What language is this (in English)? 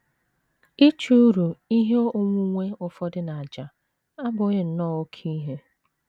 Igbo